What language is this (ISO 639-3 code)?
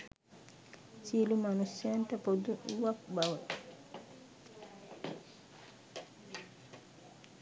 sin